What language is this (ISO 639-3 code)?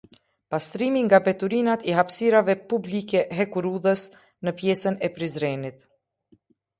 sqi